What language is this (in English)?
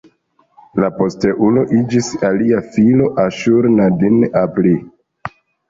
Esperanto